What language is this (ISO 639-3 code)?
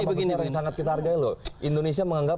ind